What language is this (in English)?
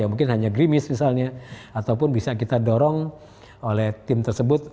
Indonesian